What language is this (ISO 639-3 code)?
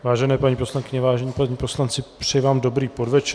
ces